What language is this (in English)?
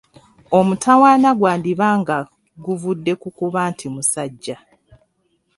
Ganda